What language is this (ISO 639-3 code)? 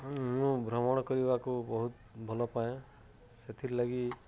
ori